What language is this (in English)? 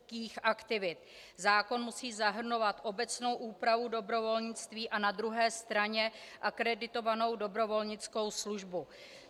Czech